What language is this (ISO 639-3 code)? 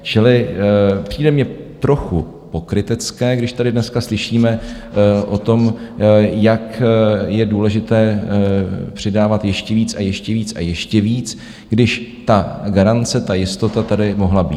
ces